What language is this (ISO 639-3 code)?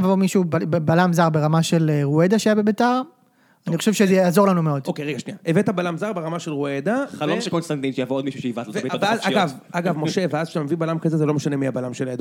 heb